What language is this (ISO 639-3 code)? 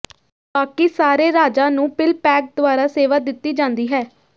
pan